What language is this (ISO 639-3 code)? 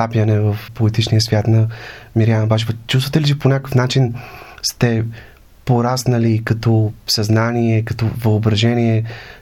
bul